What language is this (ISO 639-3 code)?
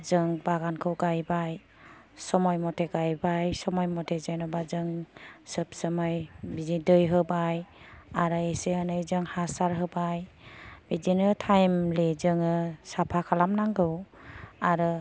brx